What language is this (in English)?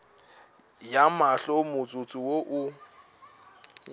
Northern Sotho